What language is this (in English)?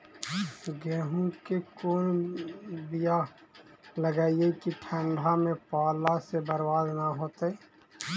Magahi